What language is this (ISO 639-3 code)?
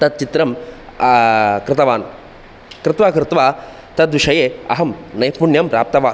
san